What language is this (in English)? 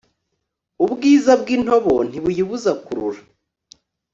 Kinyarwanda